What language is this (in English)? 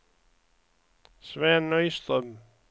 Swedish